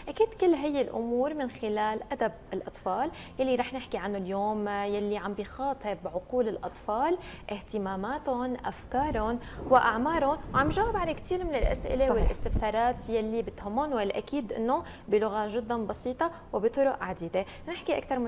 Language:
Arabic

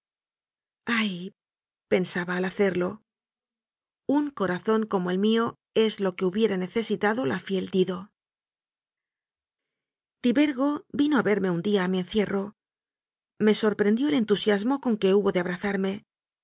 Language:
Spanish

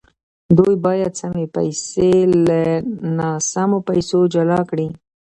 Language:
Pashto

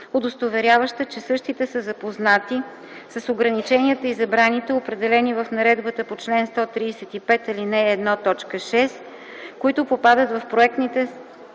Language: Bulgarian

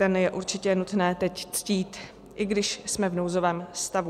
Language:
Czech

